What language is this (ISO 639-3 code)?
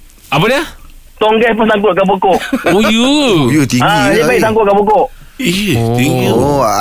msa